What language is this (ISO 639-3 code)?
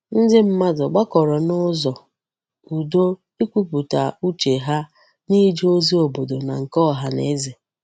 ibo